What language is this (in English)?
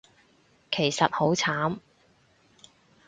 Cantonese